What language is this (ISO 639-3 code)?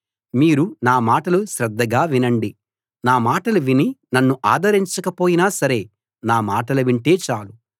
tel